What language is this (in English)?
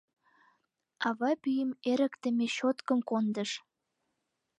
Mari